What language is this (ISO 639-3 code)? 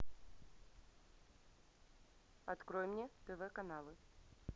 rus